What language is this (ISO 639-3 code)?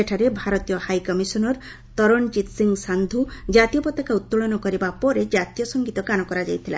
ori